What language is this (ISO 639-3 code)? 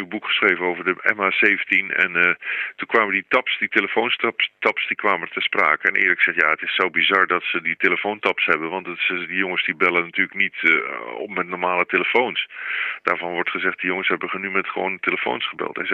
nld